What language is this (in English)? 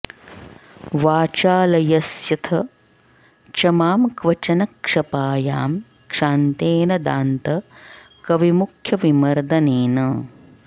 Sanskrit